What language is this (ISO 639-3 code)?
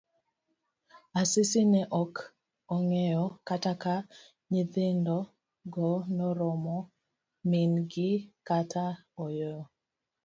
luo